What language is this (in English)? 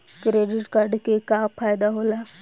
Bhojpuri